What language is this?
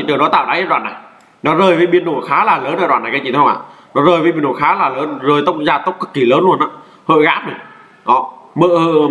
Vietnamese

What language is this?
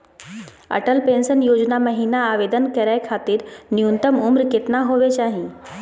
Magahi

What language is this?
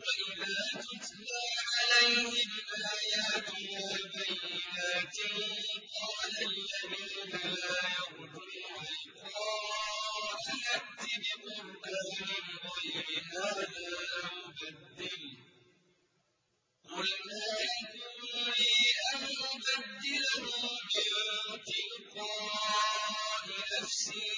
Arabic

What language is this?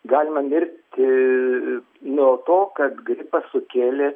Lithuanian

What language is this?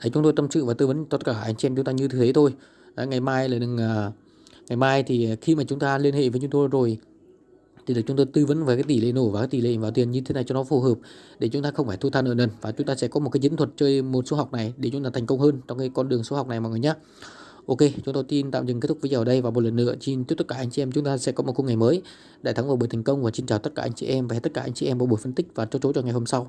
Vietnamese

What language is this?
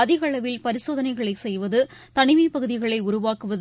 Tamil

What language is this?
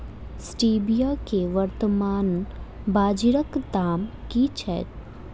Maithili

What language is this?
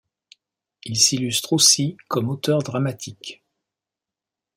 French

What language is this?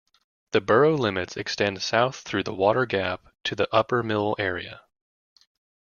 English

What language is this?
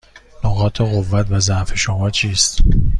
Persian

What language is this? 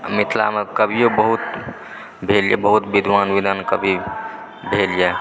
Maithili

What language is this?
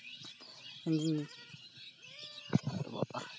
Santali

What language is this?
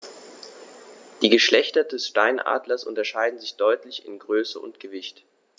German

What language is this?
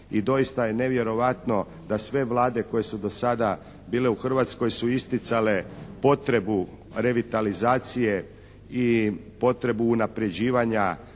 Croatian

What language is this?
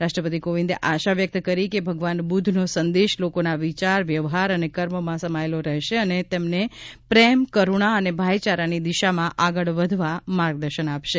Gujarati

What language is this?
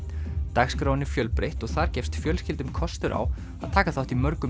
Icelandic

